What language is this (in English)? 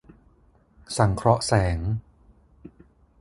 Thai